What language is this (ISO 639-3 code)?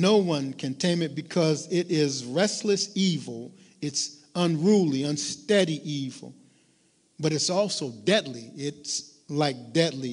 eng